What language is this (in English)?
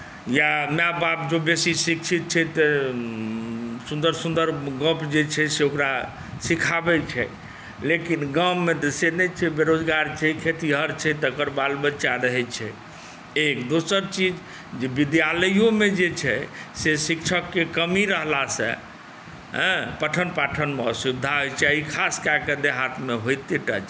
Maithili